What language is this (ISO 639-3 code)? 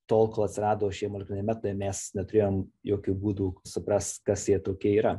lit